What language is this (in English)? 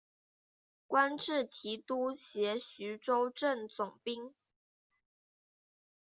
Chinese